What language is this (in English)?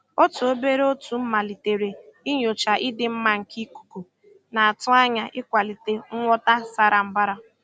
Igbo